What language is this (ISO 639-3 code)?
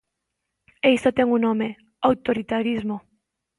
glg